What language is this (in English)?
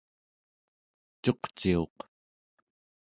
Central Yupik